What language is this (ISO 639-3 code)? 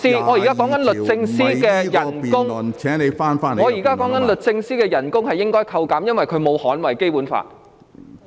yue